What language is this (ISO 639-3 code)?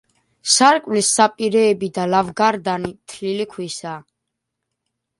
kat